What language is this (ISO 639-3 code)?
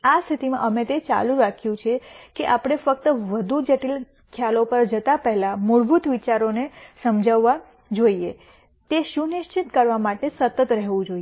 guj